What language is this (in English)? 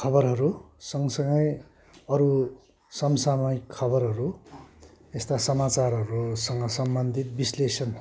Nepali